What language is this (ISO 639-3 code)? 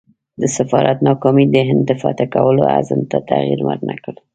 pus